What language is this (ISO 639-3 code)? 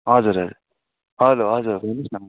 nep